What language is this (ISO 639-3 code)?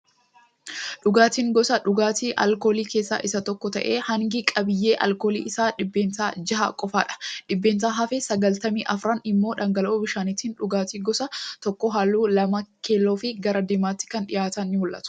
orm